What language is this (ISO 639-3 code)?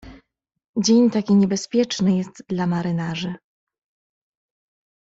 pol